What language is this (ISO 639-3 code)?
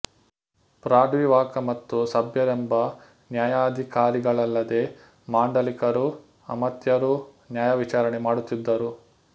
kan